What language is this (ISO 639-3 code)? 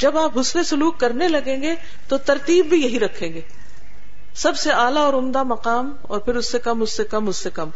urd